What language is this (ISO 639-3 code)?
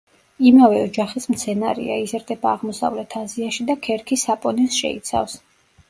kat